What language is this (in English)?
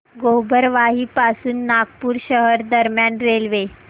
Marathi